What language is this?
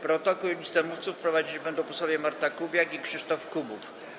Polish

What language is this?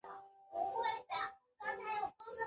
Chinese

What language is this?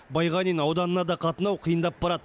Kazakh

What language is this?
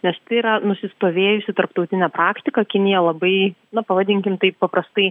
Lithuanian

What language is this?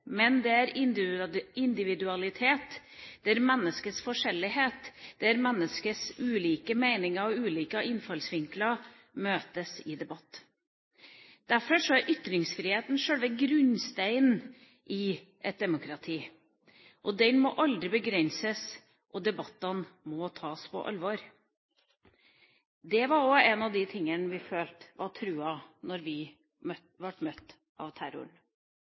Norwegian Bokmål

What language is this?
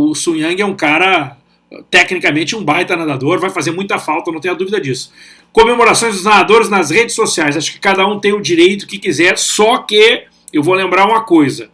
Portuguese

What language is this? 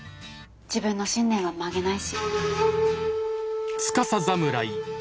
Japanese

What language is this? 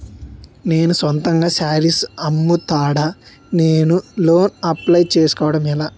Telugu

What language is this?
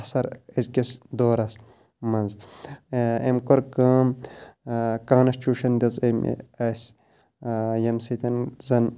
Kashmiri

